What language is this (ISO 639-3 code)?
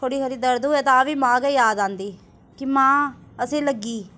doi